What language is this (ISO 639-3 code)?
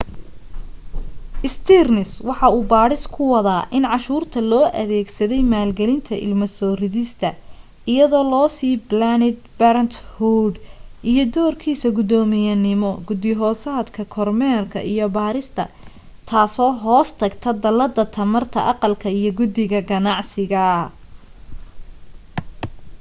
som